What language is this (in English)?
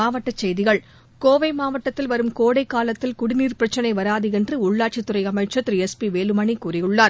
Tamil